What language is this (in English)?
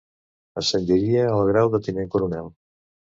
Catalan